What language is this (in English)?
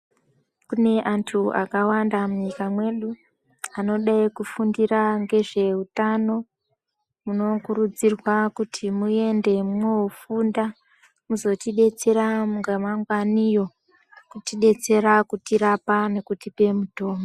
Ndau